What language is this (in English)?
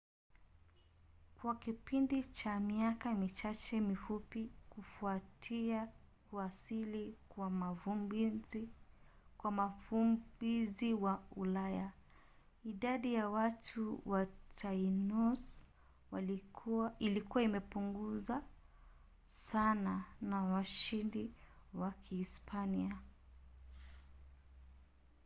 Swahili